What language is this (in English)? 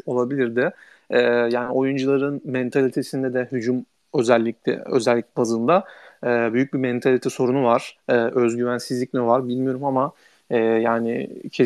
Turkish